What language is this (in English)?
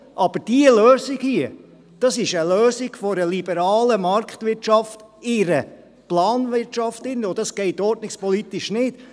Swiss German